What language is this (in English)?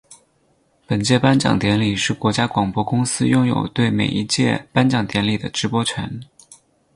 Chinese